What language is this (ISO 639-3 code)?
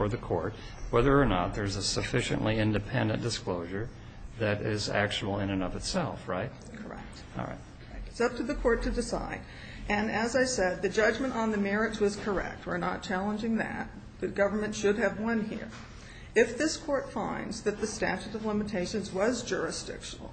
eng